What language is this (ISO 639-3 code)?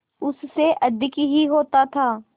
hin